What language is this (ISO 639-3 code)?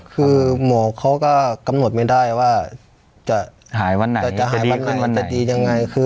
tha